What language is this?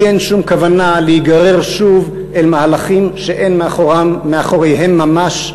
Hebrew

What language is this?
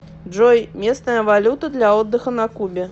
Russian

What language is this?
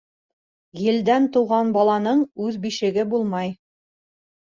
Bashkir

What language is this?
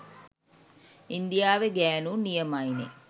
Sinhala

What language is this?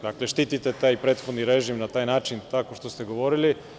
Serbian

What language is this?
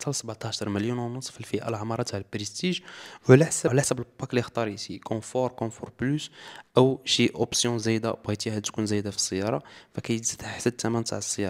Arabic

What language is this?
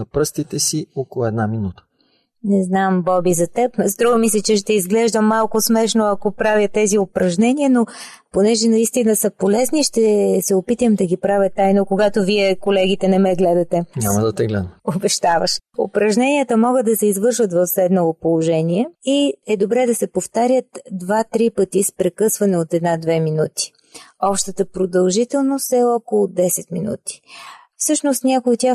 Bulgarian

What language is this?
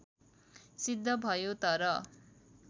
Nepali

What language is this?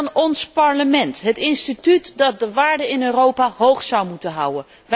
Dutch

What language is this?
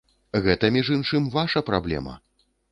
Belarusian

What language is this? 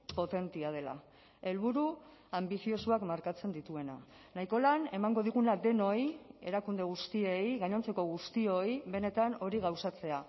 Basque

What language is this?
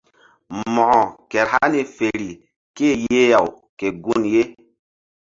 Mbum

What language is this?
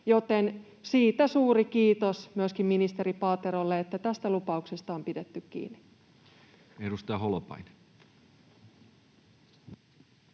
Finnish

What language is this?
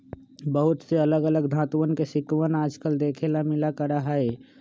Magahi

